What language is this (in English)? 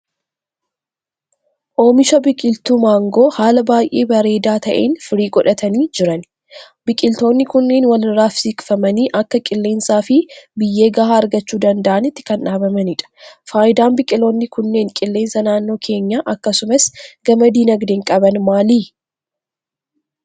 Oromo